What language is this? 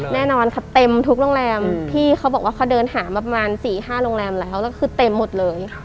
Thai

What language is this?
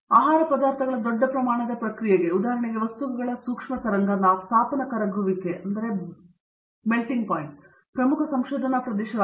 Kannada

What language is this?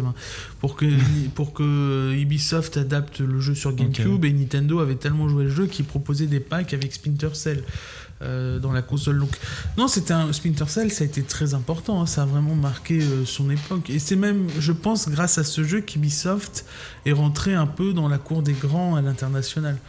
French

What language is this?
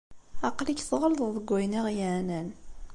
Kabyle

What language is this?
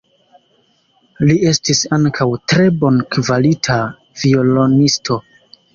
Esperanto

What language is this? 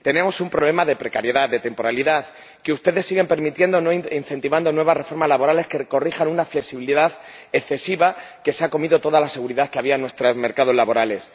Spanish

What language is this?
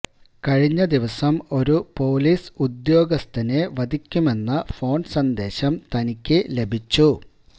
Malayalam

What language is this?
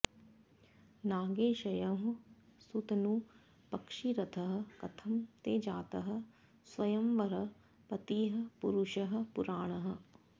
Sanskrit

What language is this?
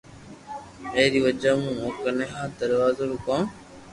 Loarki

